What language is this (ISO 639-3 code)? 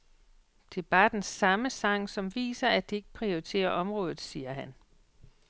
dan